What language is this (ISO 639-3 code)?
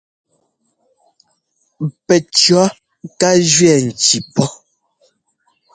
jgo